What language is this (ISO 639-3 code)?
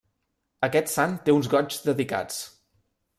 cat